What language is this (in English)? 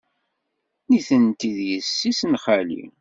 Kabyle